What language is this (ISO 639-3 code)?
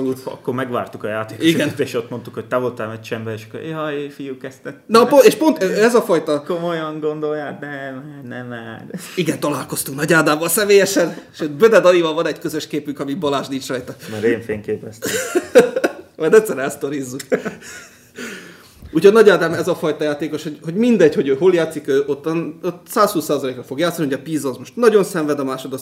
hun